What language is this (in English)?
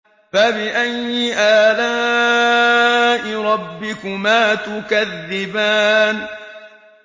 Arabic